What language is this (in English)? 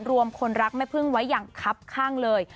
Thai